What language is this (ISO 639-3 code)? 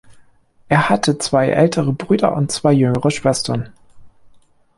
deu